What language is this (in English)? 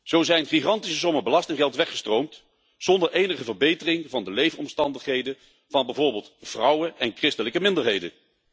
Dutch